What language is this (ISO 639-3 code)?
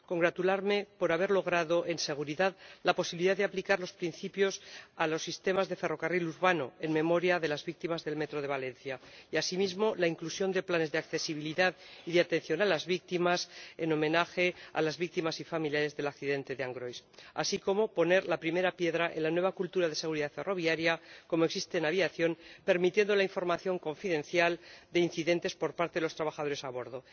spa